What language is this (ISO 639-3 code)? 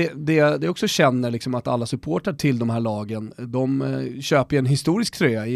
swe